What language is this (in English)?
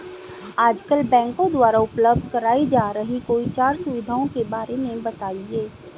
Hindi